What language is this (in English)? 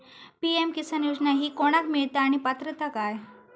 Marathi